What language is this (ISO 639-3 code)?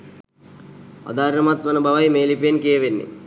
sin